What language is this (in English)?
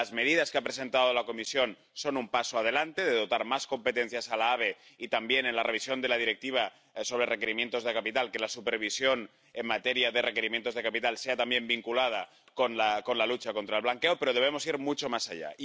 Spanish